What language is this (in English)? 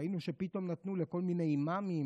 Hebrew